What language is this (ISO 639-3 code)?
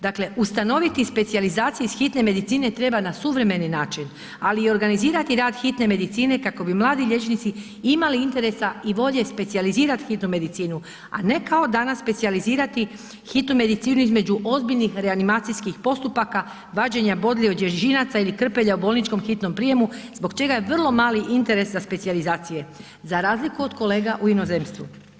hrv